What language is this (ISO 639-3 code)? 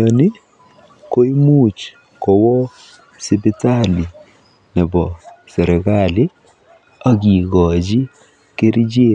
kln